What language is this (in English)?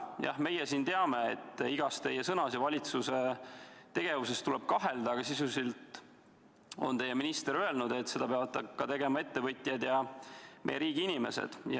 Estonian